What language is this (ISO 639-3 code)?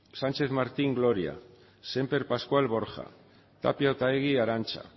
eus